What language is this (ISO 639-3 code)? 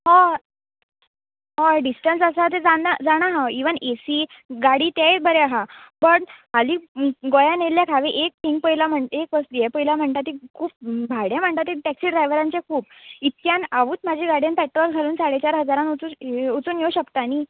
kok